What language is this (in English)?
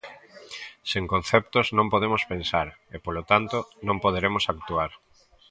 Galician